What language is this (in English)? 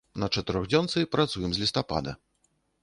Belarusian